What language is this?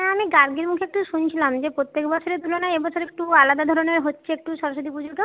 Bangla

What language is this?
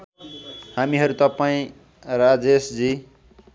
Nepali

